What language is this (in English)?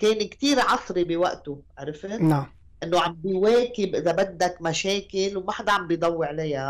Arabic